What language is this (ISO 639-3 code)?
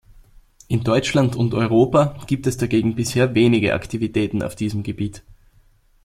deu